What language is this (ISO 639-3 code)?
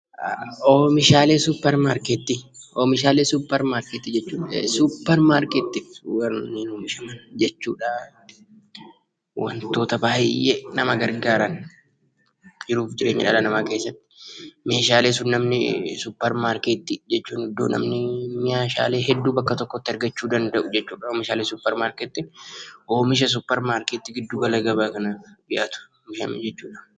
orm